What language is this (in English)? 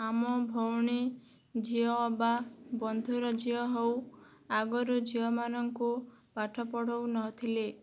Odia